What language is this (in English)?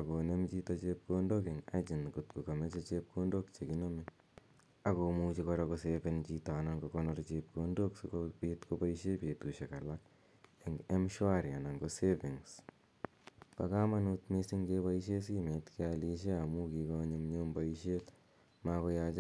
Kalenjin